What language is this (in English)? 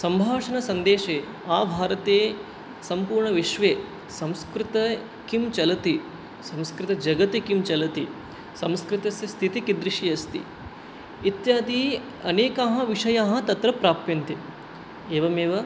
Sanskrit